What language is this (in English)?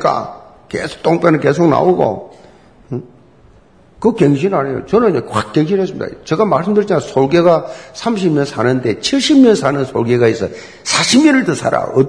Korean